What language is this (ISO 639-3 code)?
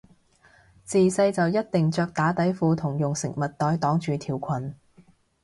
yue